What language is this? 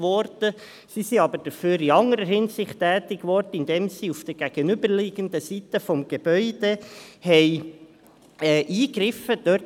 Swiss German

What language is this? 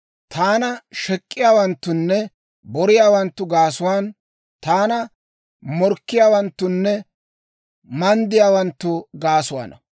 Dawro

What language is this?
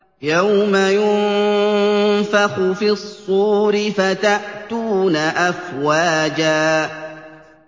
Arabic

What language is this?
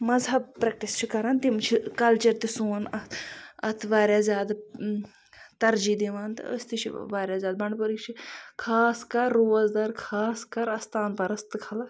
Kashmiri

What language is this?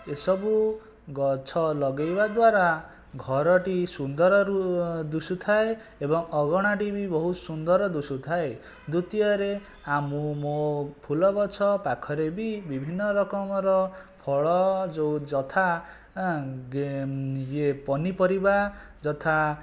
Odia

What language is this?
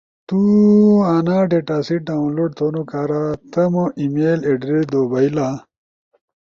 Ushojo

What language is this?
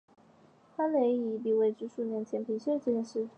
Chinese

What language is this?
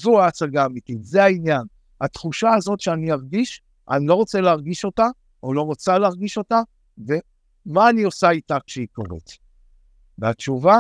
Hebrew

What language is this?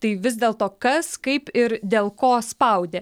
Lithuanian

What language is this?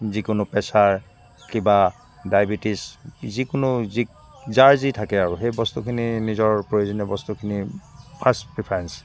Assamese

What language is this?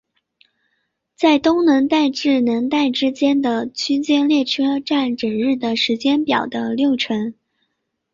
Chinese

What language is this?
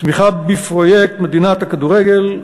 Hebrew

